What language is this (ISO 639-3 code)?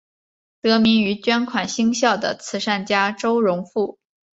zho